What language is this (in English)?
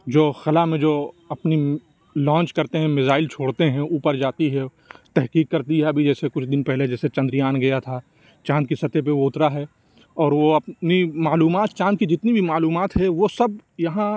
Urdu